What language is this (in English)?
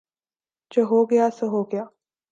Urdu